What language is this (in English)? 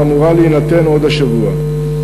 Hebrew